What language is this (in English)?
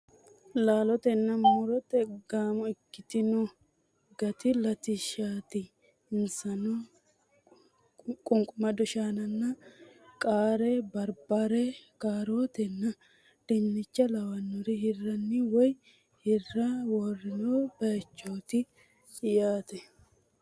Sidamo